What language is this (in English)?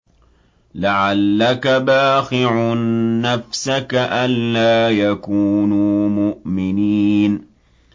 Arabic